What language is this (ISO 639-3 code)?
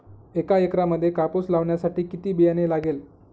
mar